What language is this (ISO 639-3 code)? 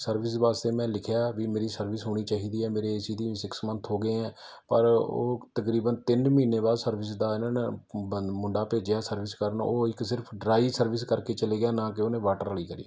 pan